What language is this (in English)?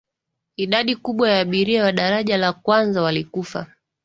Swahili